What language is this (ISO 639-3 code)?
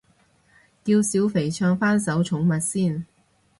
yue